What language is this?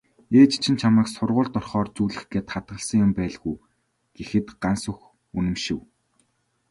Mongolian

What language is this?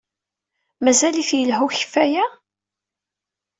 Kabyle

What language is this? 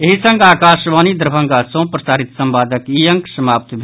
Maithili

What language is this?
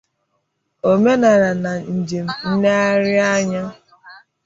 Igbo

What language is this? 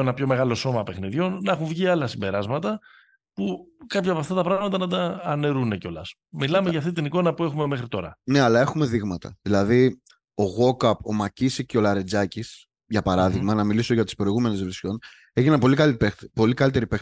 Greek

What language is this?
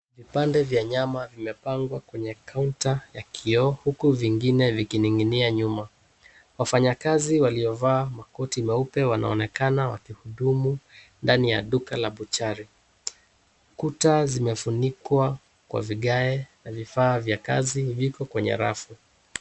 Swahili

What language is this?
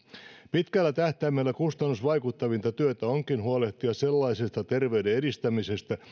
Finnish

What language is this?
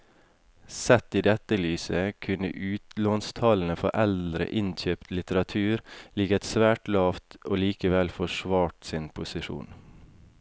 Norwegian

